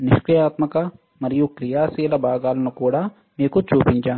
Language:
Telugu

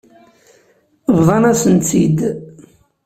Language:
Kabyle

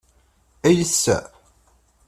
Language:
Kabyle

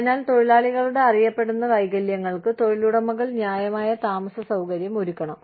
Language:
Malayalam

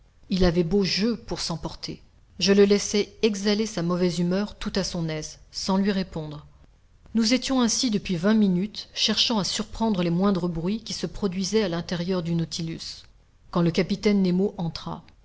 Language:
French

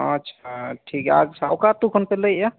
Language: Santali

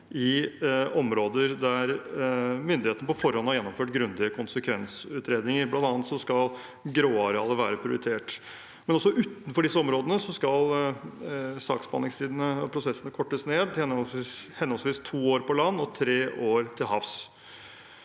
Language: Norwegian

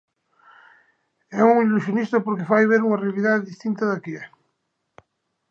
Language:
Galician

